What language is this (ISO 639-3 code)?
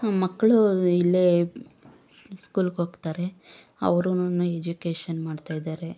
kan